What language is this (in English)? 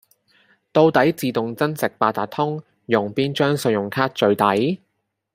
Cantonese